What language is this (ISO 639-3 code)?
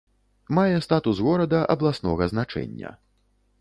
bel